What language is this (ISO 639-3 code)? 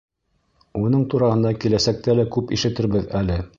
bak